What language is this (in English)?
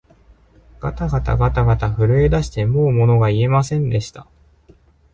Japanese